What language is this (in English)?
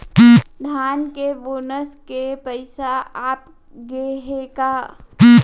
Chhattisgarhi